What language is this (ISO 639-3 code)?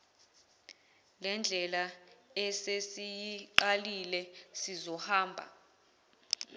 zul